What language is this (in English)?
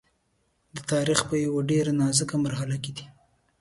Pashto